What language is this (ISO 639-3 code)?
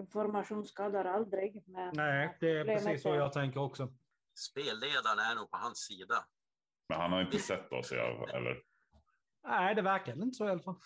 swe